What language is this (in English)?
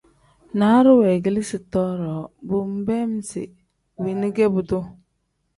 Tem